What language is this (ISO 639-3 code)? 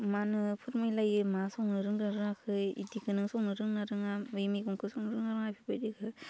brx